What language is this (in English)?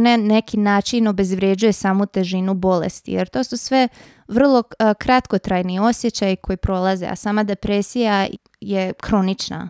Croatian